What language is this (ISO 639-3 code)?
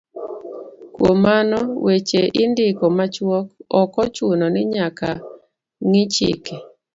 luo